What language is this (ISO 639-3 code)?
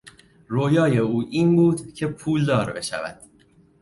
fas